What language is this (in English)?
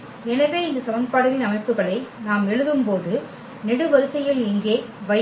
Tamil